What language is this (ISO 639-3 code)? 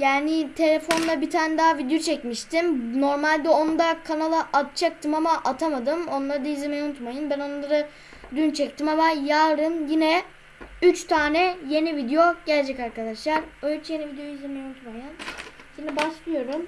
tur